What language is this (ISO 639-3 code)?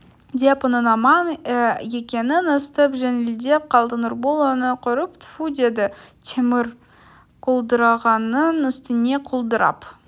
kaz